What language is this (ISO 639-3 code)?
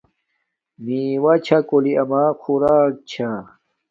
dmk